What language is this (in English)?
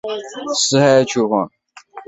Chinese